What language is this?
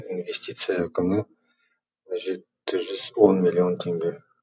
Kazakh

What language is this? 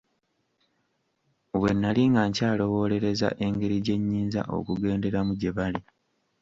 Ganda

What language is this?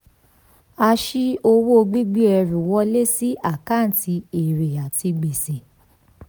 Yoruba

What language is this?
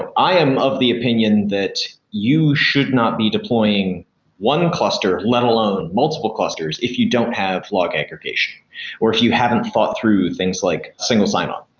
English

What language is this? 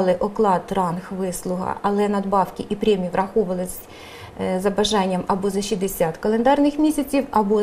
Ukrainian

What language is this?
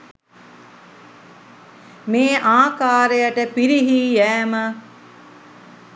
Sinhala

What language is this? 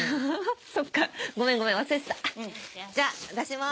Japanese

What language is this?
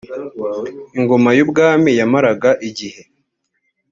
Kinyarwanda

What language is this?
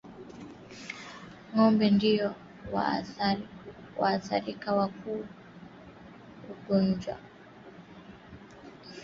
Swahili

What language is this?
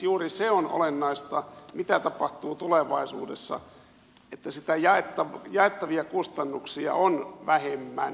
Finnish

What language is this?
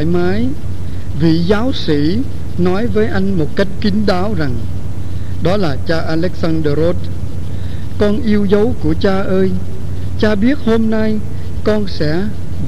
Vietnamese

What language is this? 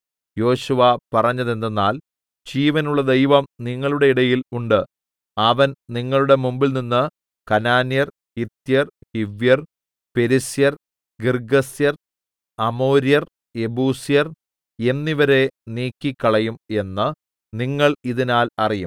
Malayalam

